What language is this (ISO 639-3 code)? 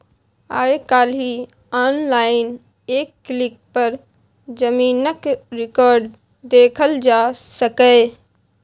mai